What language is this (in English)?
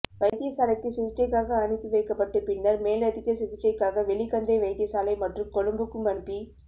Tamil